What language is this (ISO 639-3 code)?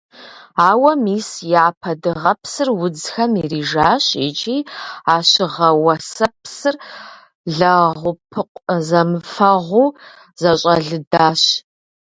kbd